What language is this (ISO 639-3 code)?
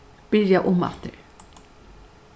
fao